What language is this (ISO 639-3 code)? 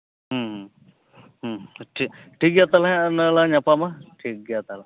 sat